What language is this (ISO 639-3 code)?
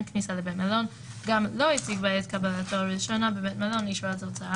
heb